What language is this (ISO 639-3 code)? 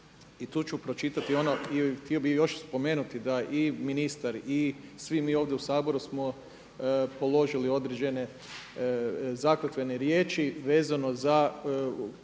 hrv